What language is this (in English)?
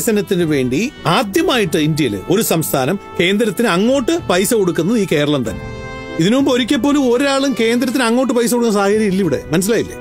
Malayalam